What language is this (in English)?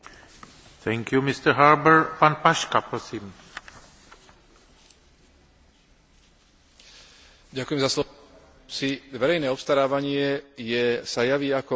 Slovak